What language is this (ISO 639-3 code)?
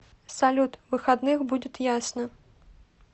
rus